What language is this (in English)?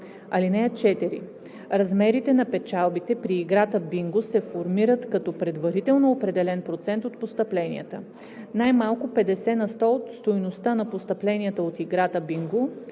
Bulgarian